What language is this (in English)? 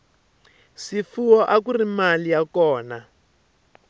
Tsonga